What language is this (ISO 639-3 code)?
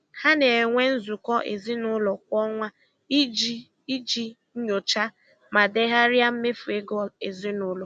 ibo